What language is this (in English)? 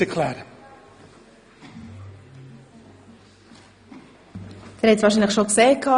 Swiss German